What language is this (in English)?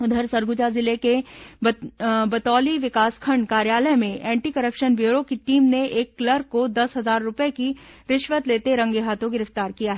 Hindi